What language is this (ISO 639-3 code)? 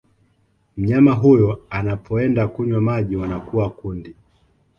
swa